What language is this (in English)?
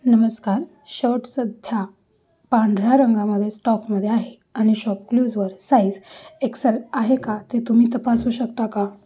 Marathi